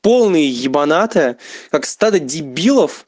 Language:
Russian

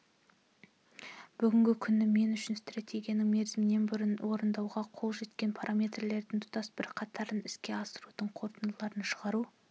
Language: Kazakh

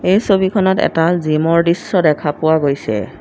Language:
Assamese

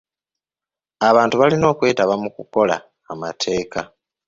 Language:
Ganda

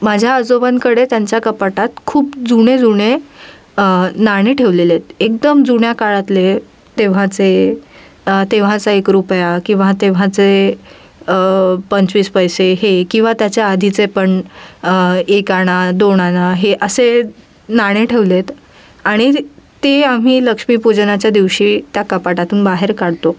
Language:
Marathi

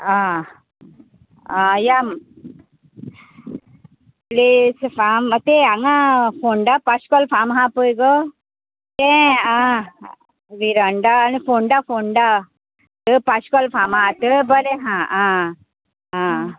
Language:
Konkani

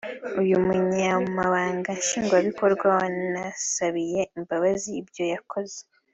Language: Kinyarwanda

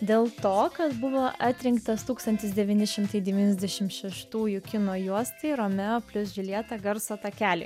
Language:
Lithuanian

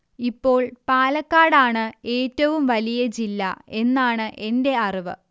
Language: Malayalam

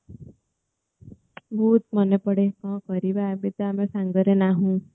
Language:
Odia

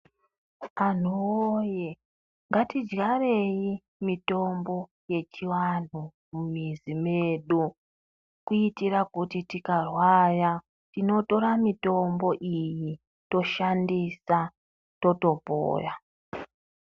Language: Ndau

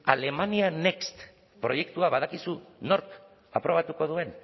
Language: Basque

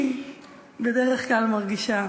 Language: Hebrew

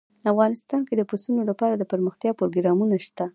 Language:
Pashto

